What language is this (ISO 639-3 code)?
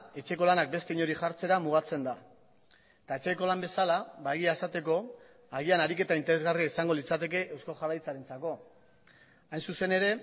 eus